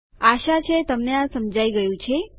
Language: Gujarati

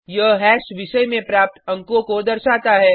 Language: Hindi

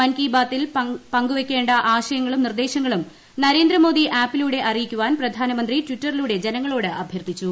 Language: Malayalam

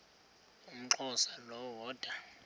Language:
Xhosa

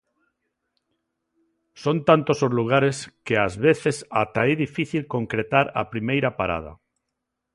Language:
Galician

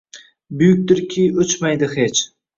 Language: Uzbek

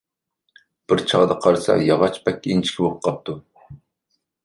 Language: Uyghur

